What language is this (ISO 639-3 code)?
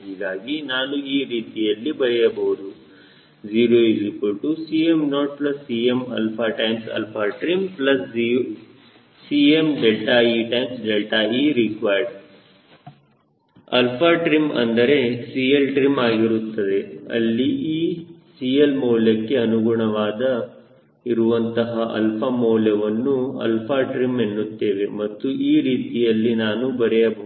kan